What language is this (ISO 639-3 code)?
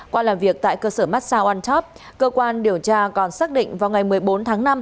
vie